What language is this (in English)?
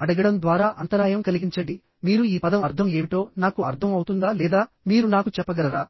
Telugu